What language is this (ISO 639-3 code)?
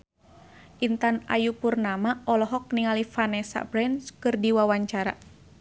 sun